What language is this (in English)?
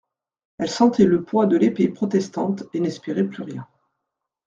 French